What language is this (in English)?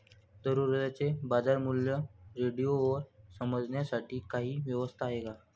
Marathi